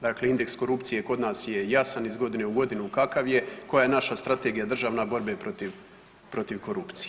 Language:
Croatian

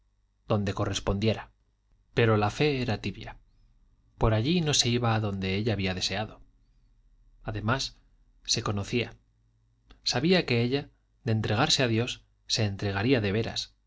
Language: Spanish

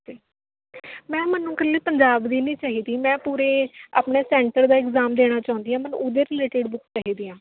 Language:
Punjabi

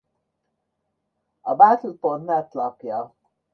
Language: Hungarian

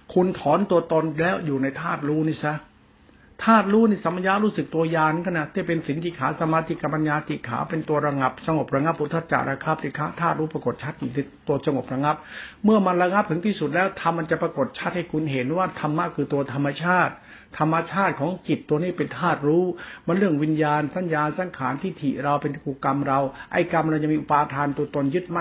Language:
Thai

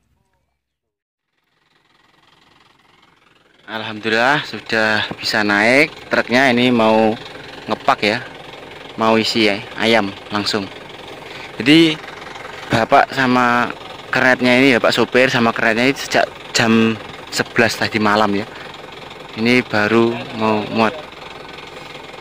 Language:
Indonesian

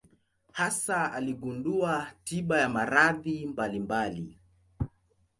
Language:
Swahili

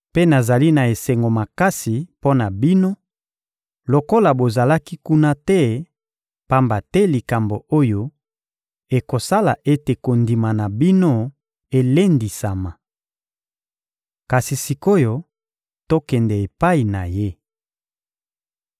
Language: Lingala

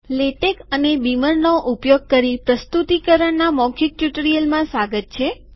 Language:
Gujarati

